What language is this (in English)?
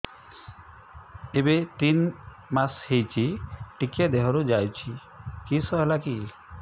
Odia